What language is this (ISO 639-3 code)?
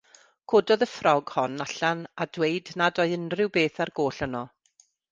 cym